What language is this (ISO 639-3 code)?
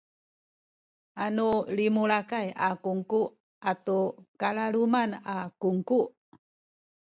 szy